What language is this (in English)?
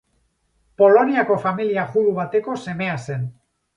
Basque